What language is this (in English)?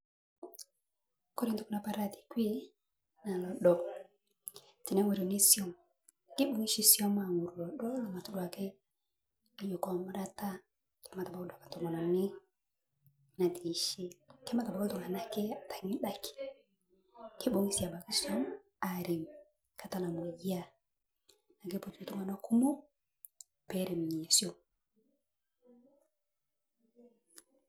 Masai